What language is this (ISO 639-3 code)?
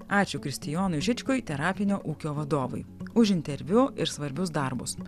lit